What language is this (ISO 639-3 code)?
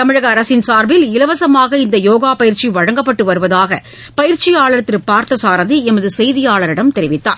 tam